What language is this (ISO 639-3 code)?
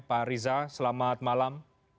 ind